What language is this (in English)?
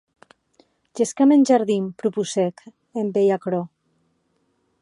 Occitan